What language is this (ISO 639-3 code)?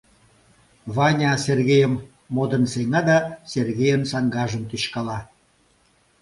chm